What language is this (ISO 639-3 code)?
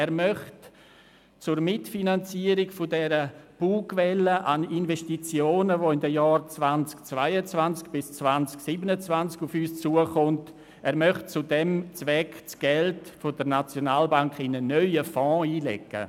gsw